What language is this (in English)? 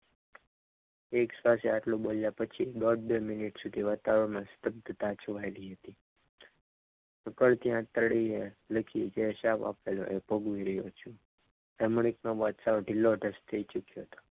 Gujarati